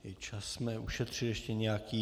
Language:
Czech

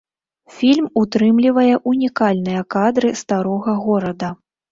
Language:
Belarusian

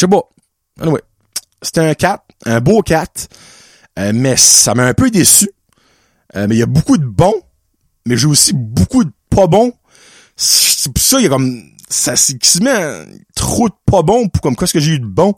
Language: French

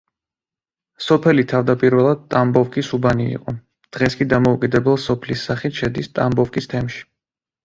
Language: Georgian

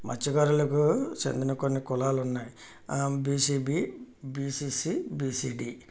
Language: Telugu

